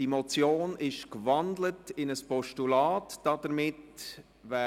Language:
Swiss German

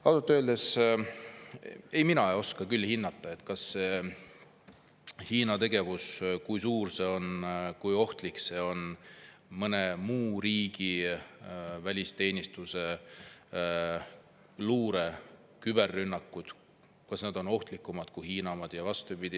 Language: Estonian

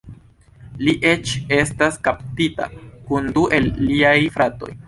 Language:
Esperanto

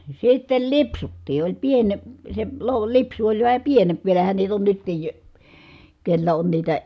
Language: Finnish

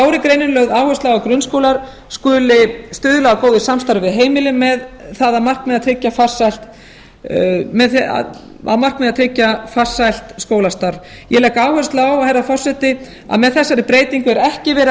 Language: Icelandic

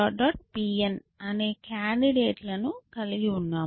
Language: Telugu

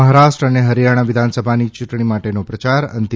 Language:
Gujarati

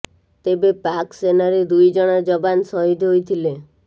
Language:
Odia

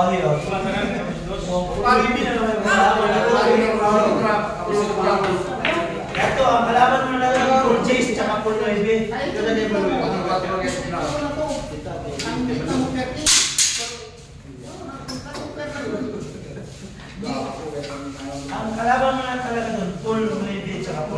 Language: Indonesian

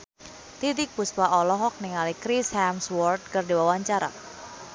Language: Sundanese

